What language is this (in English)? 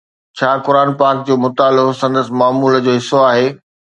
Sindhi